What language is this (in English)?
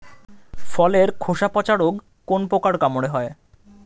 Bangla